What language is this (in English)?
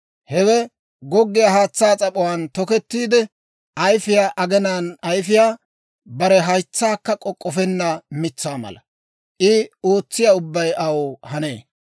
Dawro